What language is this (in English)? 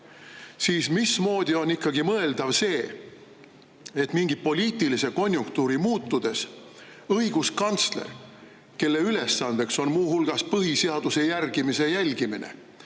Estonian